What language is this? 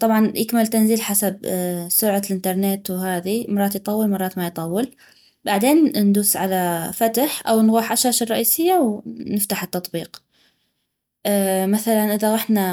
North Mesopotamian Arabic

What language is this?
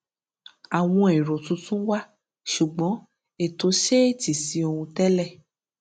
Yoruba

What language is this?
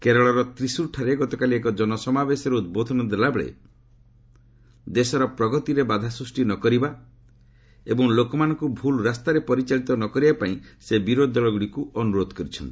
Odia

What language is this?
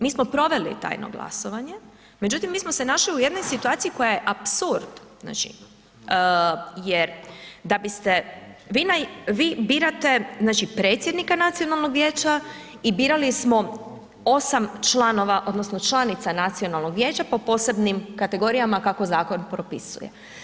Croatian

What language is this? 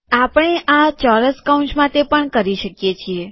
Gujarati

